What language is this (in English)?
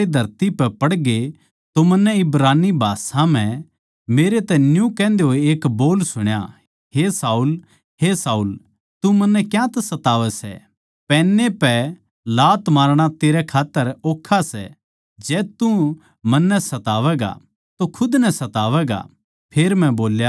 Haryanvi